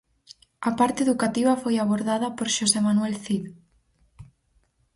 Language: Galician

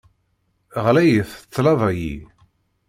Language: Kabyle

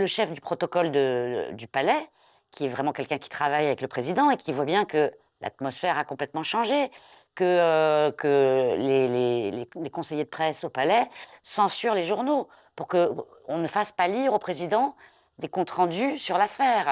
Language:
French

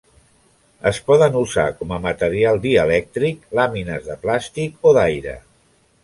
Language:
Catalan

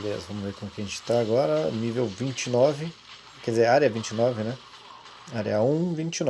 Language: Portuguese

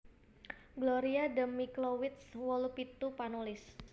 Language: Javanese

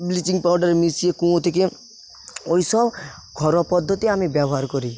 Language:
Bangla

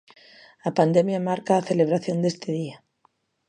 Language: Galician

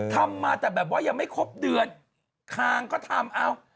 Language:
Thai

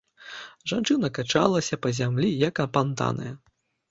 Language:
Belarusian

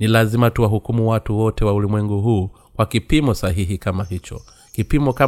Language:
Swahili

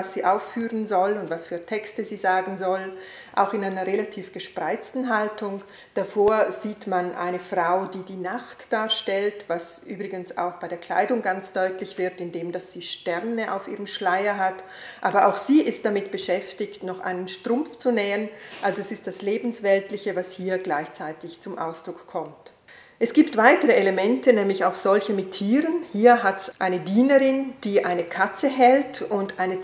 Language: German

